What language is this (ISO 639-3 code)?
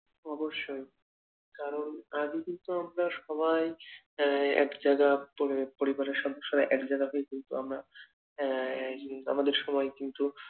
ben